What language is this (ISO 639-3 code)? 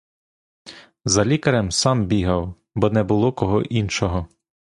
ukr